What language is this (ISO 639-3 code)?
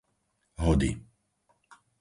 slk